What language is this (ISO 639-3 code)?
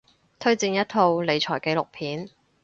yue